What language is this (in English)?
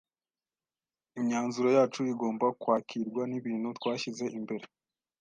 Kinyarwanda